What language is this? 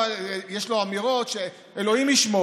Hebrew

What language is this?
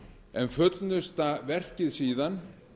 Icelandic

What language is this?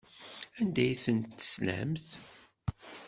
Kabyle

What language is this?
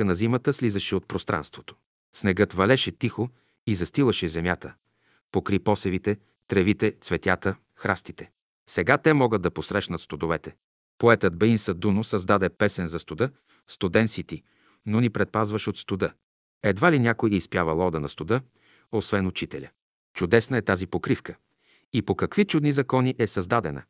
Bulgarian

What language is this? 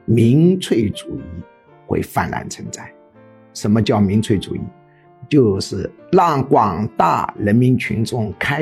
Chinese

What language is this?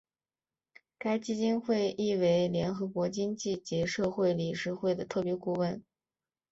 Chinese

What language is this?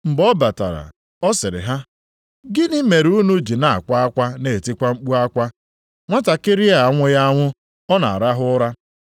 Igbo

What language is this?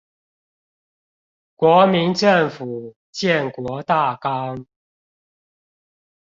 Chinese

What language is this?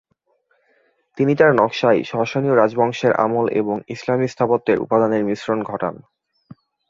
Bangla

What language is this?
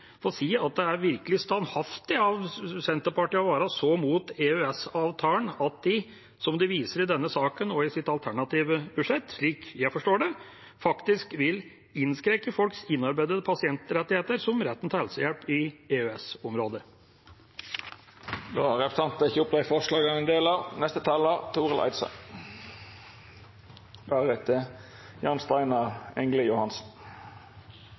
Norwegian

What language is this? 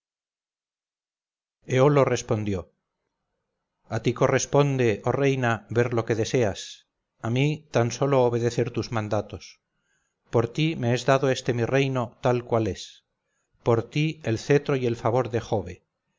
Spanish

